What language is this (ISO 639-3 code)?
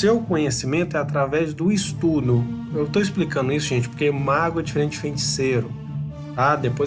por